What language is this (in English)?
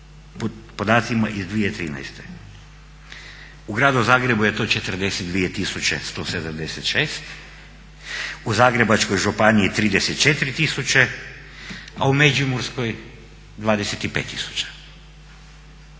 Croatian